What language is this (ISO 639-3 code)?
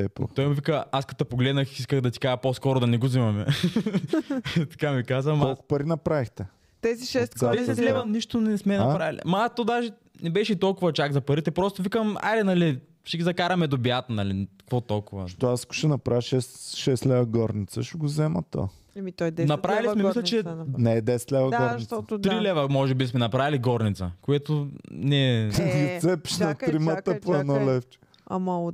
bul